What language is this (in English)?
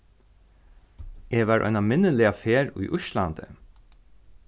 Faroese